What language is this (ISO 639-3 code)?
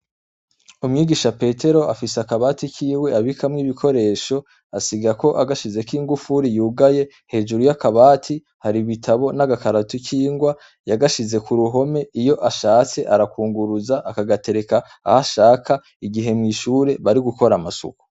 run